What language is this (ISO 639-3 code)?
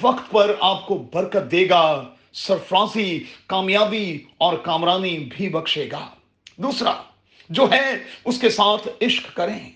urd